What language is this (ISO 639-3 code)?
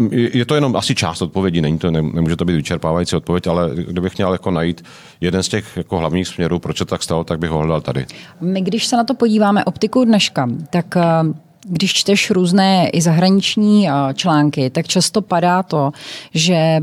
ces